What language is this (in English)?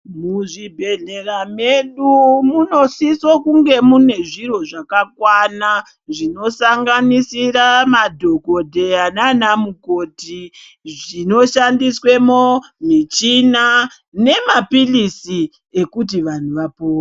Ndau